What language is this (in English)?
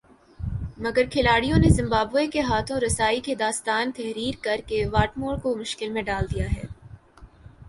Urdu